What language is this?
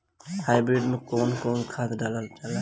Bhojpuri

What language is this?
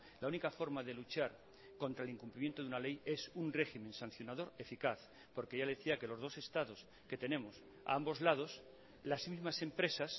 Spanish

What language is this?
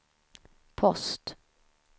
Swedish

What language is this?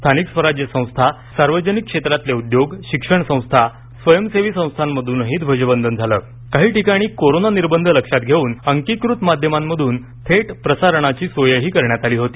Marathi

